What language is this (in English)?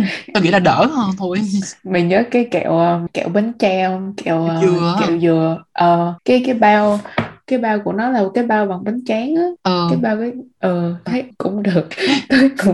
Vietnamese